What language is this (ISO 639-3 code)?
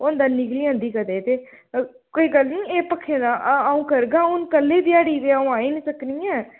doi